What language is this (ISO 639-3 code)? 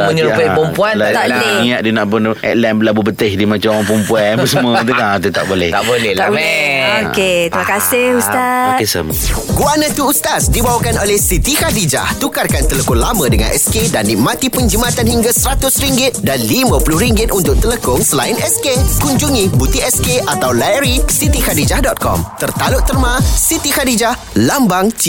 msa